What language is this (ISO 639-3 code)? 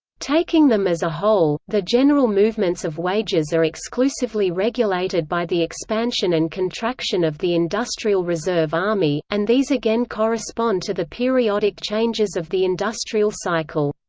eng